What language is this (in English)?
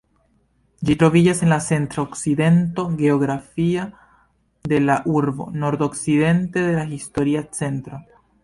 Esperanto